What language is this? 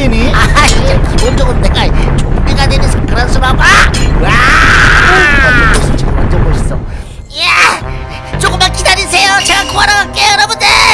Korean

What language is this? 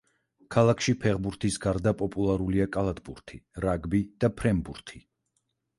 Georgian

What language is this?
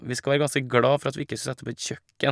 Norwegian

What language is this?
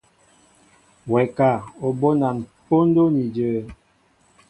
Mbo (Cameroon)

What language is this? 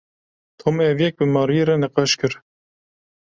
Kurdish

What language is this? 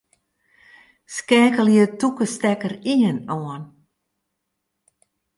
Western Frisian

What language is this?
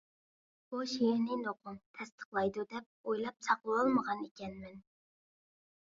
Uyghur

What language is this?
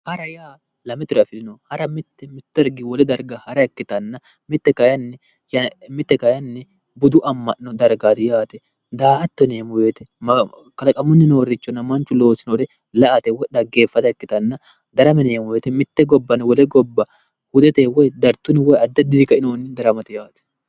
Sidamo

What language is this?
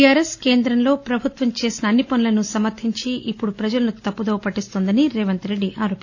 Telugu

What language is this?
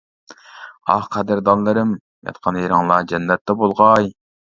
Uyghur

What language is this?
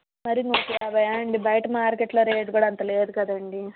Telugu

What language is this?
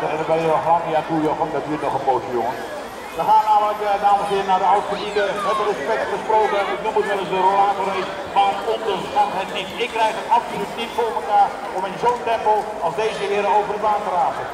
Dutch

